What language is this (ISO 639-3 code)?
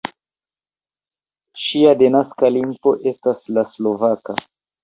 epo